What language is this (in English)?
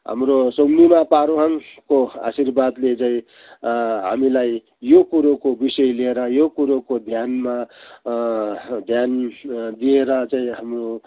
Nepali